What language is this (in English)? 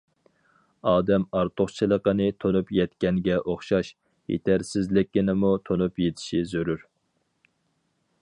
Uyghur